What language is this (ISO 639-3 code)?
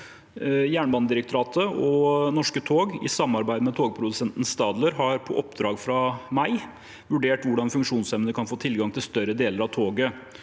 nor